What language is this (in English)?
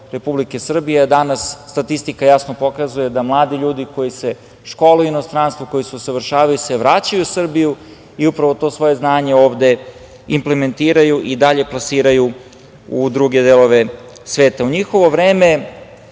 Serbian